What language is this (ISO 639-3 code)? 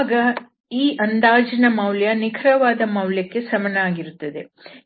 kan